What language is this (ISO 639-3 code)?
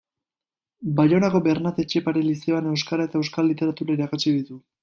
eus